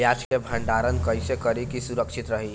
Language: Bhojpuri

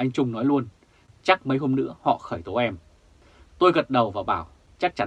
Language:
Vietnamese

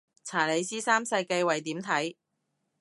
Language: Cantonese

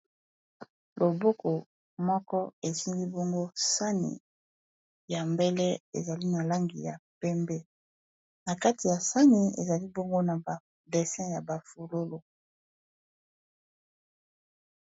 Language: Lingala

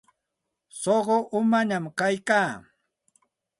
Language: Santa Ana de Tusi Pasco Quechua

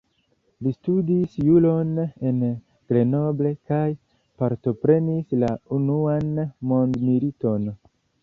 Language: Esperanto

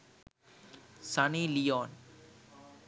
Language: Sinhala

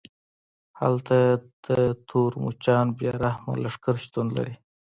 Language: Pashto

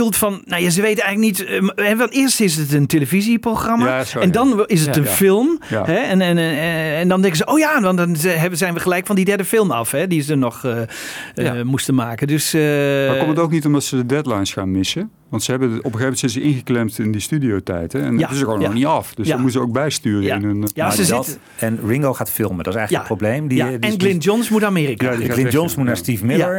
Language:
Dutch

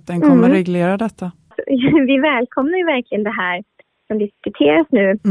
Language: Swedish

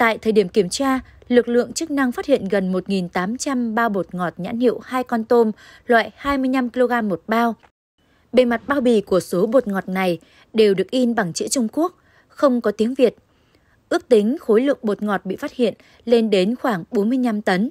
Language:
Vietnamese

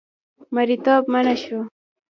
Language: Pashto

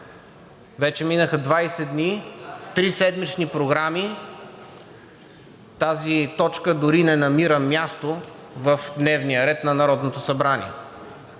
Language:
Bulgarian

